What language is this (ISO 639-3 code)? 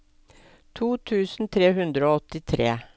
nor